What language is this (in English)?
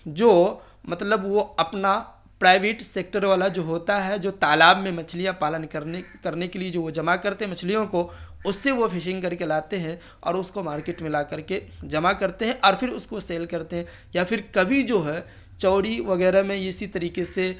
Urdu